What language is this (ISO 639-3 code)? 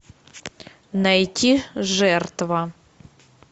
rus